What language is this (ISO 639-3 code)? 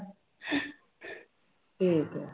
pan